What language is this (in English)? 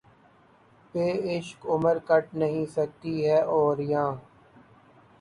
Urdu